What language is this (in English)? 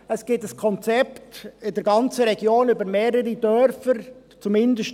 Swiss German